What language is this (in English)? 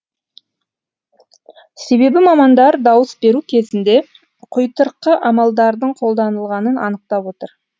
Kazakh